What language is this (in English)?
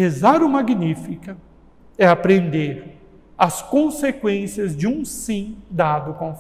Portuguese